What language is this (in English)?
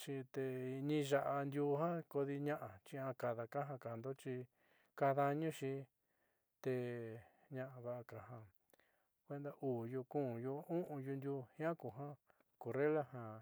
Southeastern Nochixtlán Mixtec